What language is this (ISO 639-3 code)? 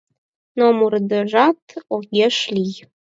chm